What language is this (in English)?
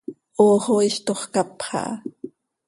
Seri